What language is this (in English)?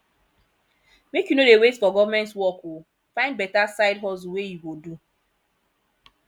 Nigerian Pidgin